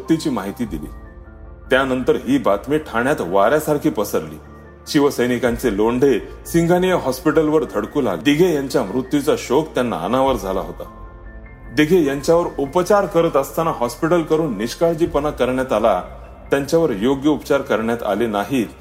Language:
Marathi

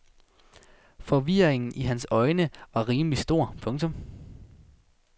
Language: Danish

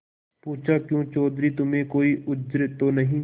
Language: Hindi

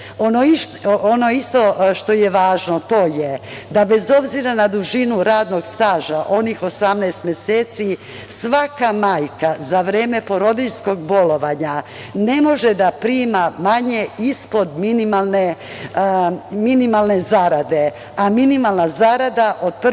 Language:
Serbian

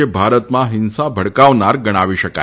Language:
Gujarati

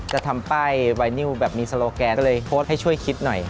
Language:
Thai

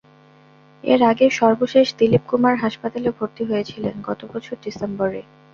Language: Bangla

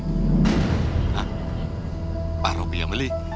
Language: Indonesian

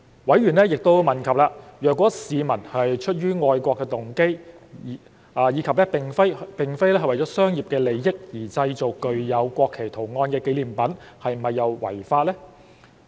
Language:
Cantonese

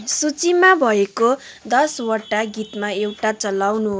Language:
Nepali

